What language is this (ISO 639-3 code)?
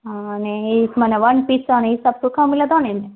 snd